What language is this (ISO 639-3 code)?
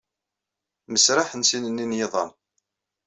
kab